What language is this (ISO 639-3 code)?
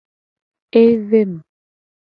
gej